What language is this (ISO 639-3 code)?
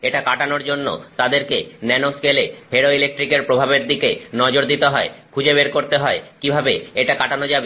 ben